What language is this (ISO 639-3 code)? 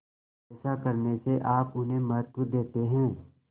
hin